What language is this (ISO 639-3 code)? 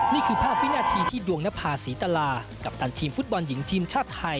tha